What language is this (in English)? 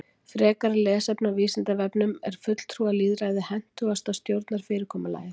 Icelandic